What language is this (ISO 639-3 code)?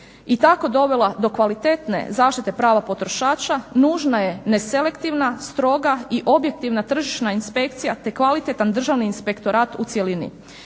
hrv